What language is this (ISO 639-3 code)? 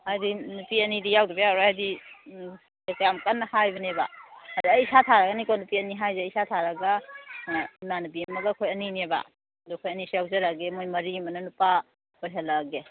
mni